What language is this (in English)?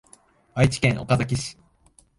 Japanese